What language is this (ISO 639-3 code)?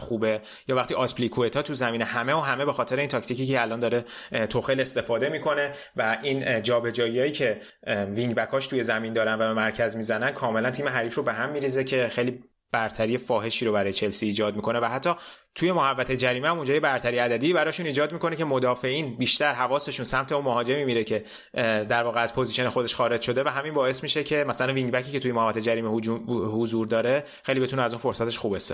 fas